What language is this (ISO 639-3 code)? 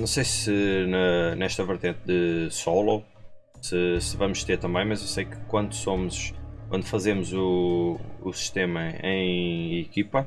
por